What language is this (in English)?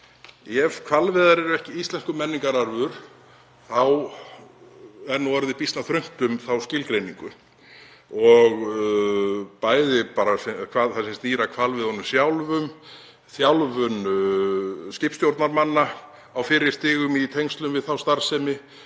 Icelandic